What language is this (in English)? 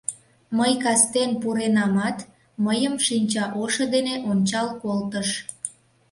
Mari